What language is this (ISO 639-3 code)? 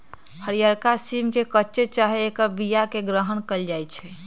mag